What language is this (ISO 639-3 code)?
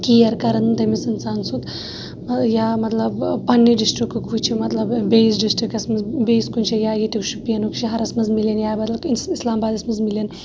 kas